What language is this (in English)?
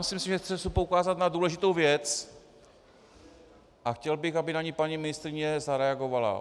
Czech